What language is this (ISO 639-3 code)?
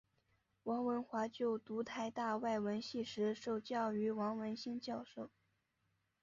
zho